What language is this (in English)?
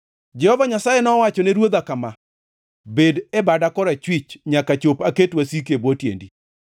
Luo (Kenya and Tanzania)